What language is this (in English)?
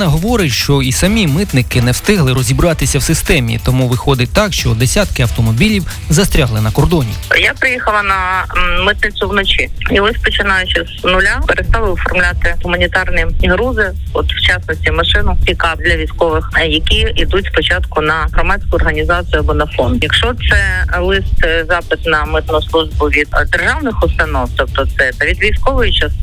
Ukrainian